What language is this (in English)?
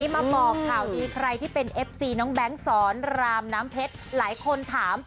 Thai